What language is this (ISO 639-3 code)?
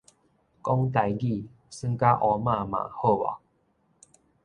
nan